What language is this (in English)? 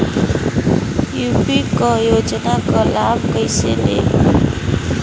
Bhojpuri